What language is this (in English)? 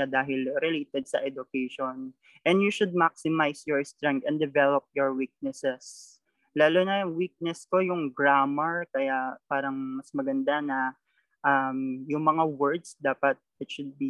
Filipino